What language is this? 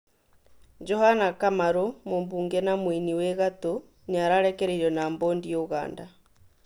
Kikuyu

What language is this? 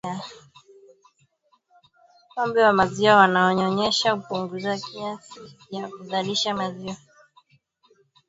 Swahili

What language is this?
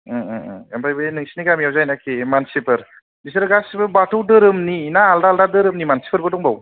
Bodo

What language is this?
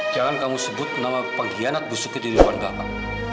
Indonesian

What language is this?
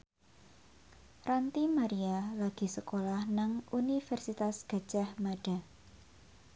Javanese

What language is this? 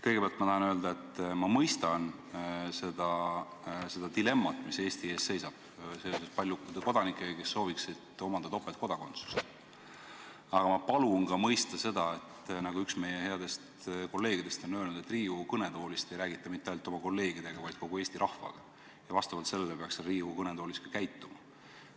Estonian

